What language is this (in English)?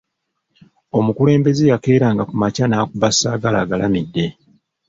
Ganda